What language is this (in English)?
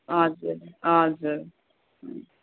Nepali